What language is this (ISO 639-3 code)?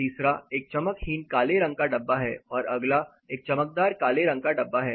hin